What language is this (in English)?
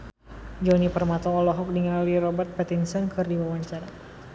Sundanese